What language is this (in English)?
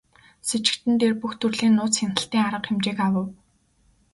Mongolian